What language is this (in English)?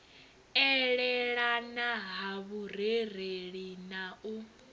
Venda